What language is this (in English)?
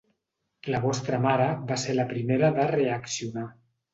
Catalan